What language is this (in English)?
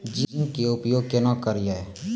Maithili